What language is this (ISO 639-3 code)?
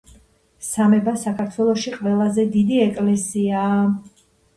kat